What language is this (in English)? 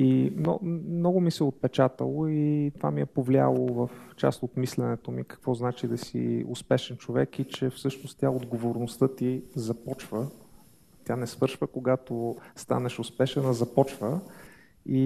Bulgarian